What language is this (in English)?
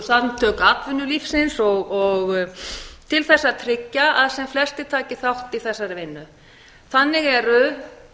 Icelandic